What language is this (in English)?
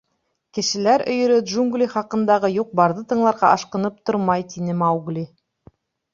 Bashkir